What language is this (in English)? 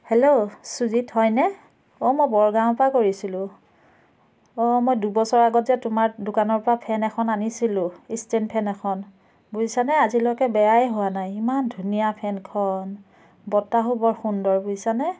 Assamese